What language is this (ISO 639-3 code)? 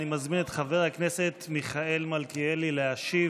heb